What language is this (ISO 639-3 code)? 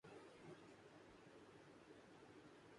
urd